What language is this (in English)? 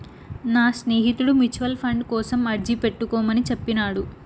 Telugu